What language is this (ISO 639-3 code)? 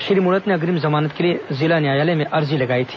hin